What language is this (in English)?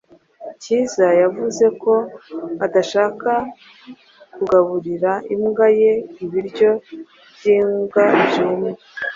Kinyarwanda